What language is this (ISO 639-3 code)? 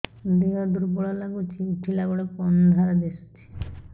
ori